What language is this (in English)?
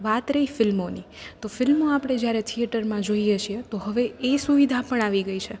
Gujarati